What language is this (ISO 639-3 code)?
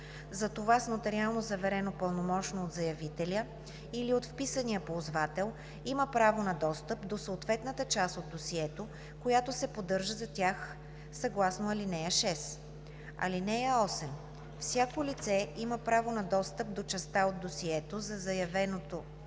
bul